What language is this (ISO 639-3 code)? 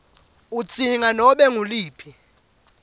ssw